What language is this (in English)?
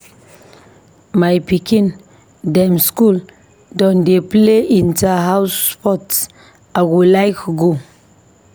Nigerian Pidgin